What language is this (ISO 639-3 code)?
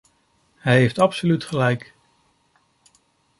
nld